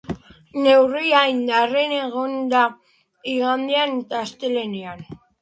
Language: Basque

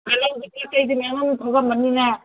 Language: Manipuri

